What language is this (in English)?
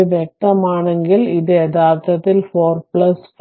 Malayalam